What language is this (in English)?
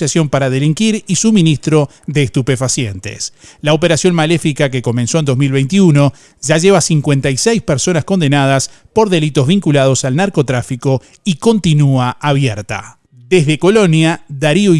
Spanish